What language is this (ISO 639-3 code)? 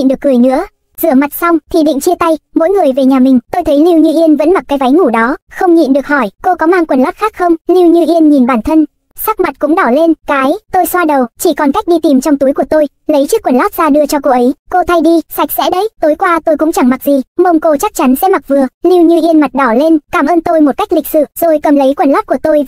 vie